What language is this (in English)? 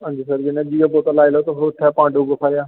Dogri